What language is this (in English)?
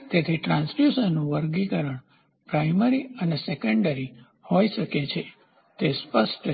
Gujarati